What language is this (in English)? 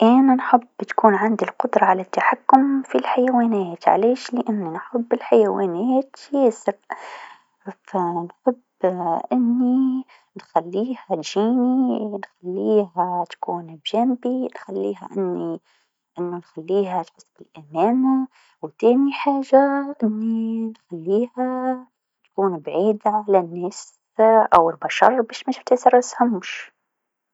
Tunisian Arabic